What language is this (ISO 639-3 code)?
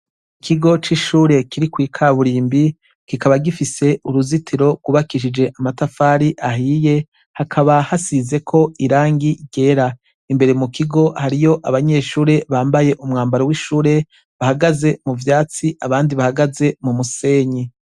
run